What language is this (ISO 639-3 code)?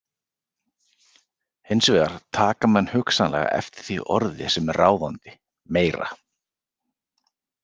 isl